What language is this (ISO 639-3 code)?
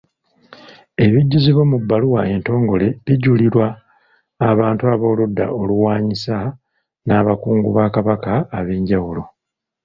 lug